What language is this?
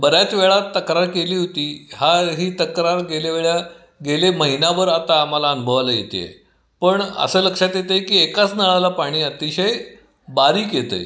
Marathi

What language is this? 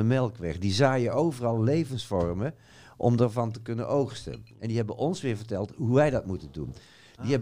Dutch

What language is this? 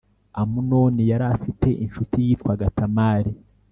Kinyarwanda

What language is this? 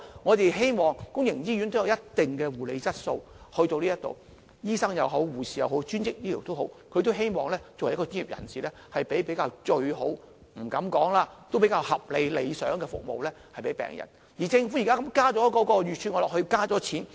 Cantonese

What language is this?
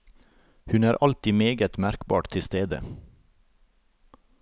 Norwegian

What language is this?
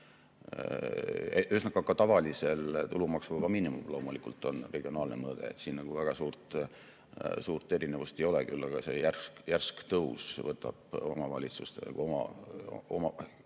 Estonian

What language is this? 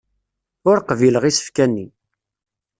Kabyle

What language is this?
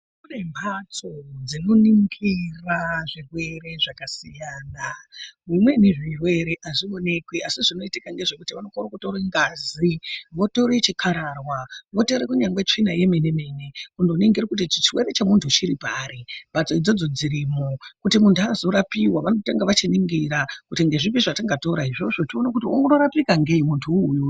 Ndau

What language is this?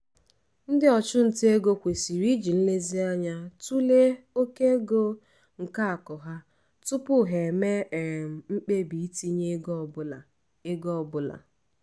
Igbo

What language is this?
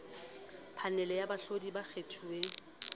Southern Sotho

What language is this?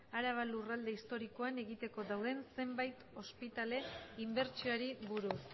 Basque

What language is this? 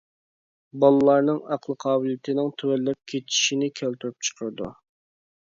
Uyghur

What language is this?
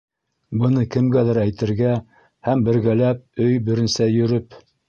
Bashkir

